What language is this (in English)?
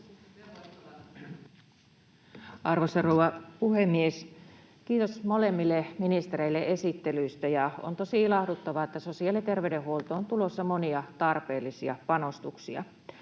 Finnish